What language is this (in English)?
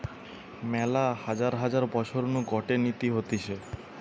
Bangla